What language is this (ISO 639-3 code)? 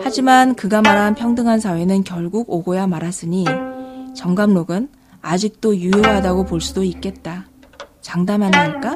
kor